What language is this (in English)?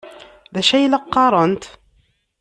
Kabyle